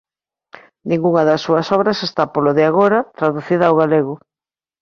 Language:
Galician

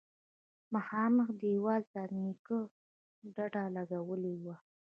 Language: Pashto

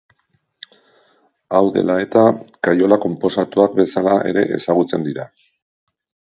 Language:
Basque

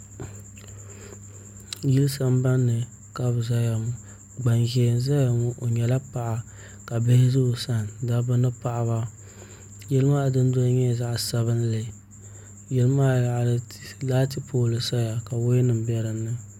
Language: Dagbani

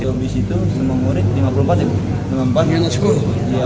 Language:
Indonesian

